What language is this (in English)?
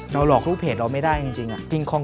Thai